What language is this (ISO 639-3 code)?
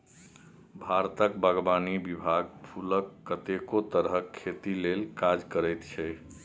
mai